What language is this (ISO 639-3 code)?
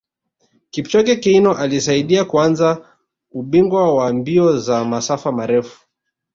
swa